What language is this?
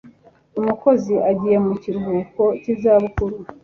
Kinyarwanda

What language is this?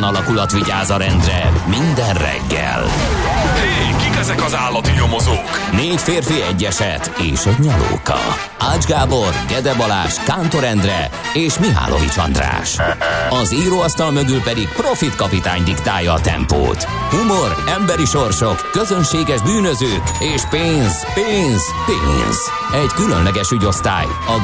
Hungarian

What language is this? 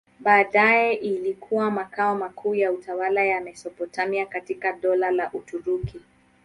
Swahili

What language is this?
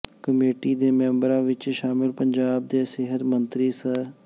Punjabi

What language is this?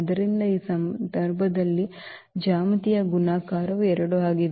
Kannada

